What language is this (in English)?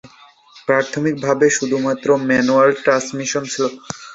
Bangla